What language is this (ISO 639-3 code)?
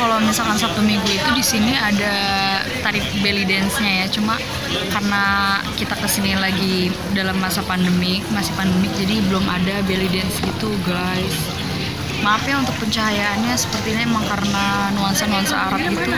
ind